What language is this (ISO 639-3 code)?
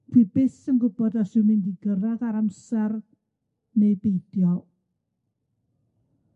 cym